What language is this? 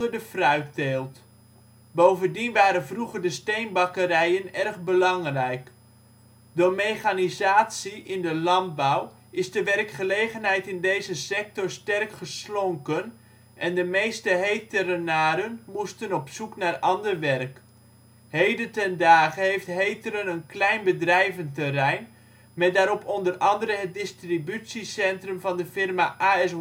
Dutch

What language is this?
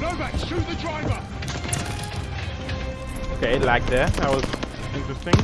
English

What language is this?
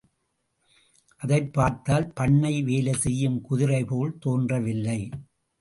Tamil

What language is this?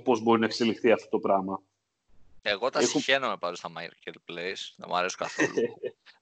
Greek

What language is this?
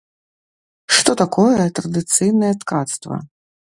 Belarusian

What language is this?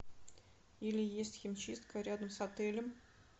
Russian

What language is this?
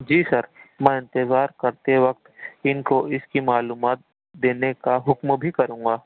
Urdu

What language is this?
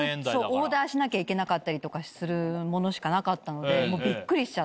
Japanese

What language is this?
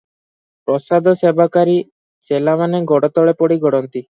Odia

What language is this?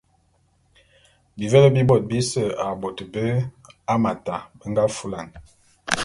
Bulu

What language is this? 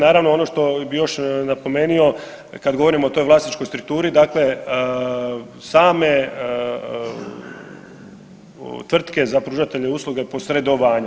Croatian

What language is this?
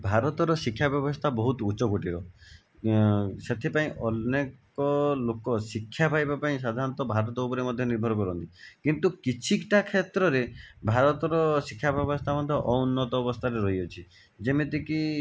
Odia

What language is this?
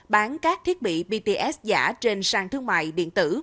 Vietnamese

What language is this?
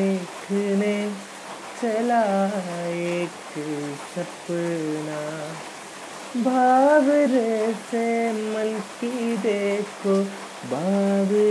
Malayalam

